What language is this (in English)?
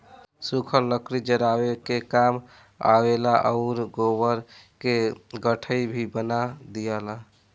Bhojpuri